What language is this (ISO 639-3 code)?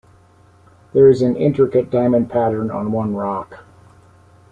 eng